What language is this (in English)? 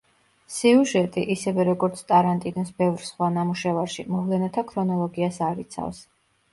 Georgian